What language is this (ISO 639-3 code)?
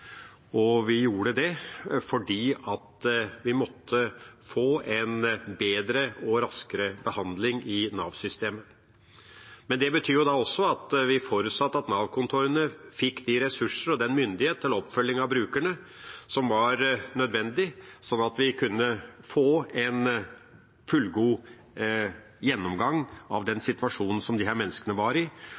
nob